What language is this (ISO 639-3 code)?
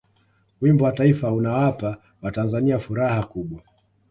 swa